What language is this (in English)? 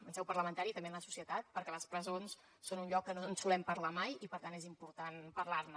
Catalan